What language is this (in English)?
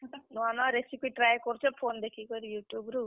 Odia